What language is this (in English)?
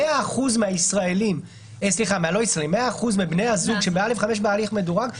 Hebrew